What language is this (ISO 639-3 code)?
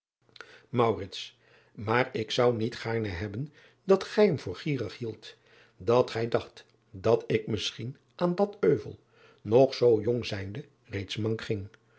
nld